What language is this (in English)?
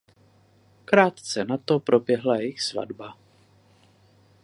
Czech